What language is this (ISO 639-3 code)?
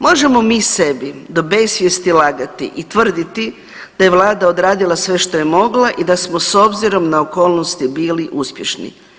hrv